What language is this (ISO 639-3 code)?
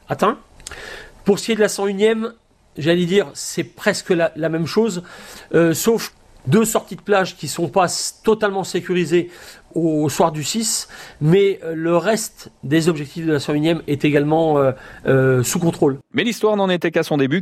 fra